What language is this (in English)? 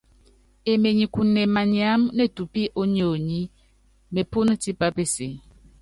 Yangben